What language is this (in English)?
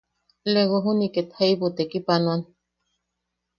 Yaqui